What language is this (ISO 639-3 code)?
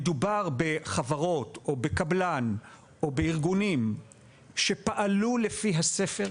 heb